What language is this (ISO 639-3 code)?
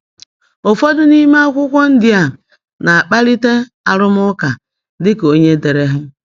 ibo